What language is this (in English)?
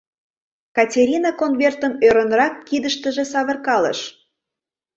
Mari